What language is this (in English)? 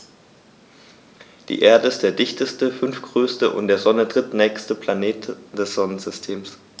German